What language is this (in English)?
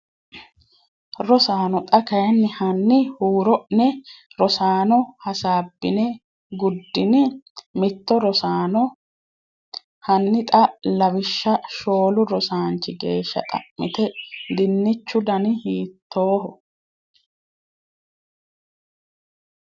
Sidamo